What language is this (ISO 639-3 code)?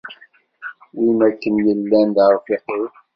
kab